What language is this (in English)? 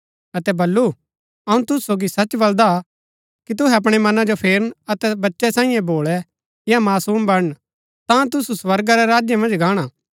Gaddi